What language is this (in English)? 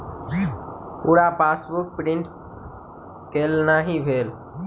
Maithili